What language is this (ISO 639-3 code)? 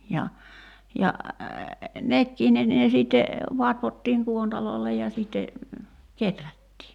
fin